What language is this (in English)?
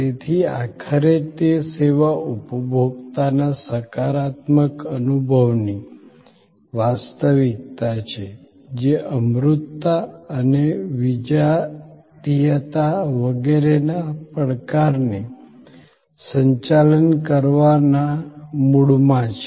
Gujarati